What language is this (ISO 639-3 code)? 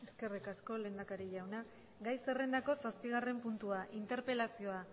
eus